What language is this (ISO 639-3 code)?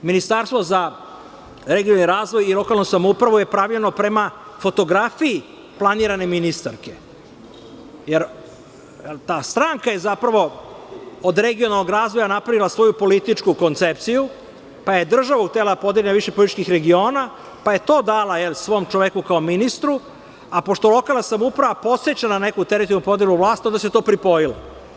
srp